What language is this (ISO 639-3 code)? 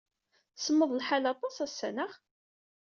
kab